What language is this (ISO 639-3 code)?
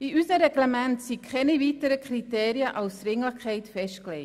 gsw